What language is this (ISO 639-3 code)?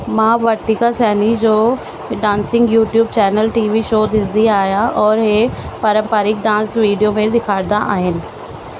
snd